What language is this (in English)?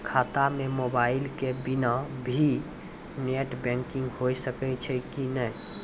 Maithili